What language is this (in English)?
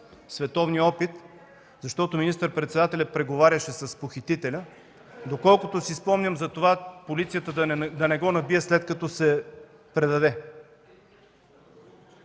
Bulgarian